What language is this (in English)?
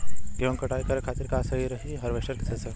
Bhojpuri